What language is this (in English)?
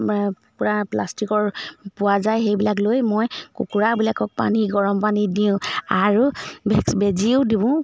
Assamese